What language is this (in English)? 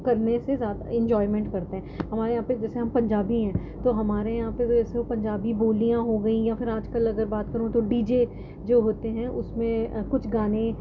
Urdu